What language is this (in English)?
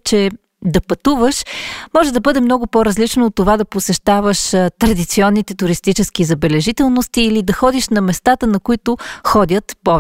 Bulgarian